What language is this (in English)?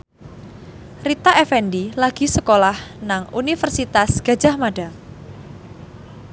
Javanese